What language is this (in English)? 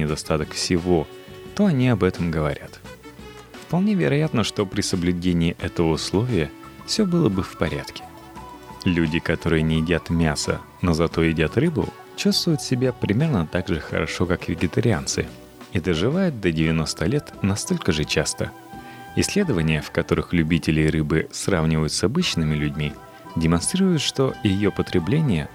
Russian